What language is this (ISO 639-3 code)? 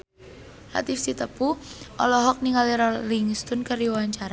sun